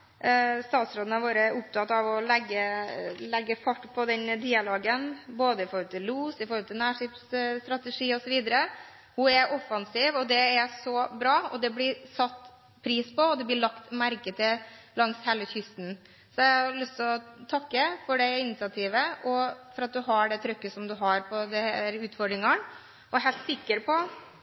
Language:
Norwegian Bokmål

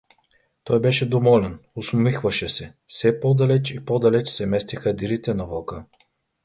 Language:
Bulgarian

